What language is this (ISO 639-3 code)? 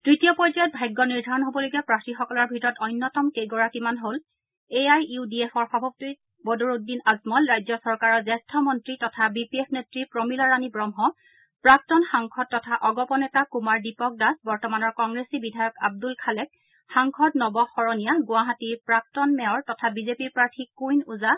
asm